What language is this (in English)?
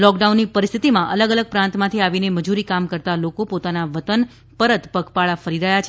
Gujarati